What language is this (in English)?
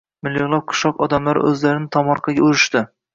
Uzbek